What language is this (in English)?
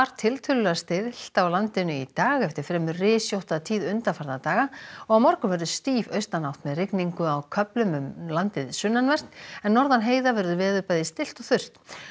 Icelandic